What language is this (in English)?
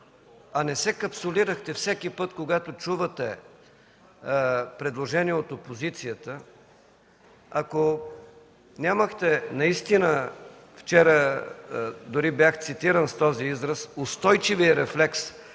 Bulgarian